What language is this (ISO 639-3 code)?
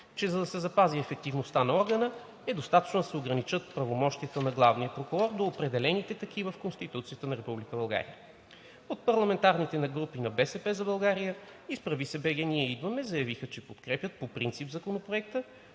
bul